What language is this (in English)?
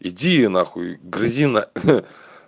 Russian